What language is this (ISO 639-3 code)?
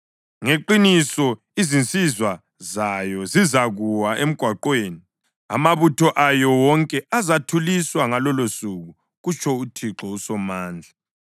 nde